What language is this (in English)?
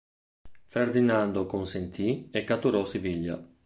Italian